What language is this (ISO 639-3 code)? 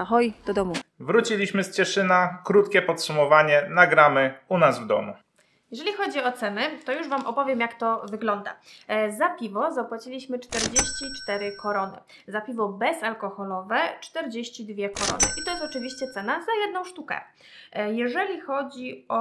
pol